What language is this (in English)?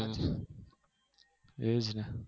Gujarati